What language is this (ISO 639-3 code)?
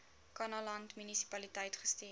afr